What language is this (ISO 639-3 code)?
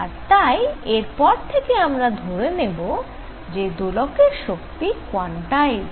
ben